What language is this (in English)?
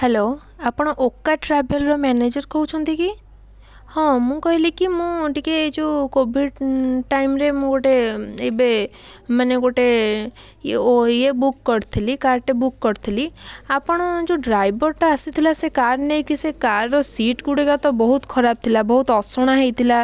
Odia